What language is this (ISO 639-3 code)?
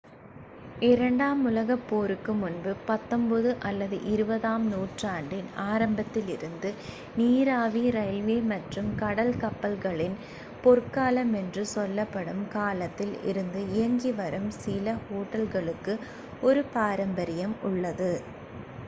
tam